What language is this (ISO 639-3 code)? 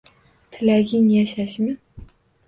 uzb